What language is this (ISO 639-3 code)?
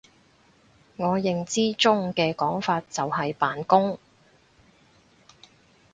yue